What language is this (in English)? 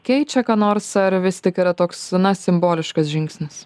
Lithuanian